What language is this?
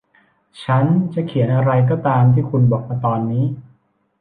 Thai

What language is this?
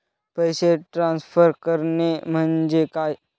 Marathi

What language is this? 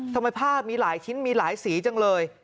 Thai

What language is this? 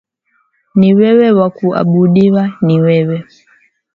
Swahili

